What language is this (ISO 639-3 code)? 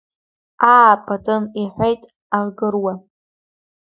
abk